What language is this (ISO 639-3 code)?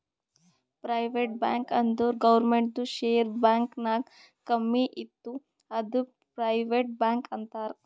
kan